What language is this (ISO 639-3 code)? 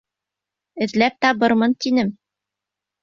bak